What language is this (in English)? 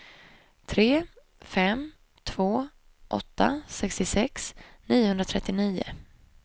Swedish